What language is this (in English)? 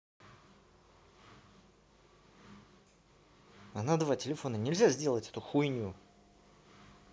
Russian